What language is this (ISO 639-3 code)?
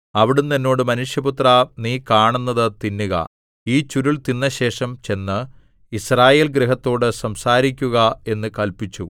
mal